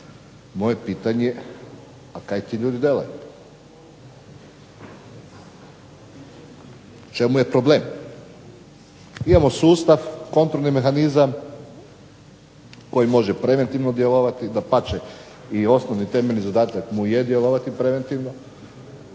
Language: Croatian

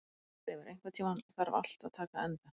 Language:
Icelandic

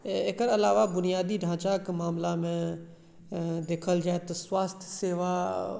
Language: Maithili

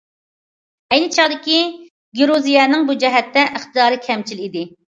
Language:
Uyghur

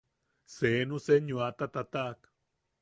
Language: Yaqui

